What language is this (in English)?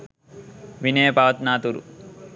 Sinhala